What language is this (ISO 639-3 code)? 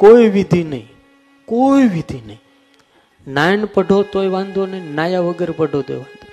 guj